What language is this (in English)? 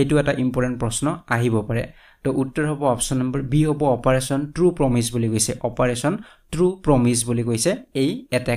Bangla